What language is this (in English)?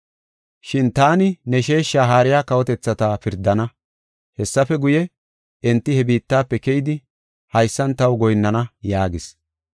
Gofa